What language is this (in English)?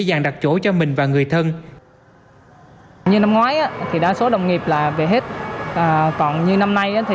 Vietnamese